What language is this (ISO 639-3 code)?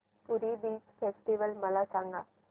mar